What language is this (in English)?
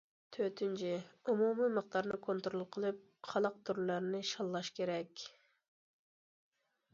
Uyghur